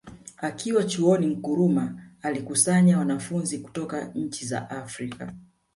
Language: Swahili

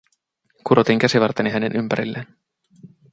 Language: Finnish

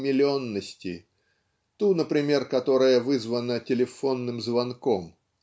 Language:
Russian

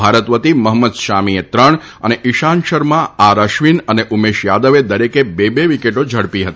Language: Gujarati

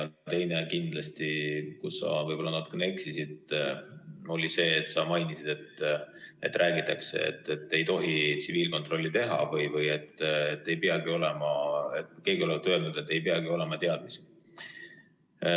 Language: Estonian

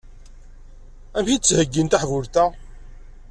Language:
Kabyle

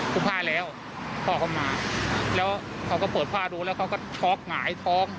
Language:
Thai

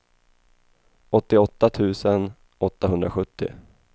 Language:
Swedish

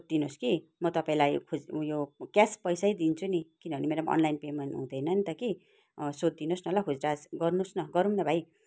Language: Nepali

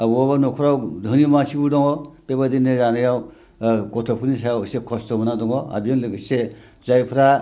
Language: Bodo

